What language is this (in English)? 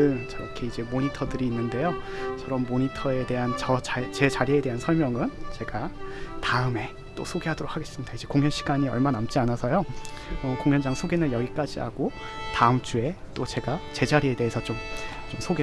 Korean